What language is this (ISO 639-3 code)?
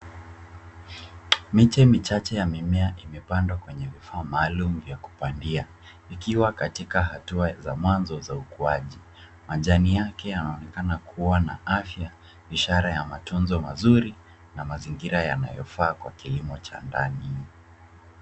swa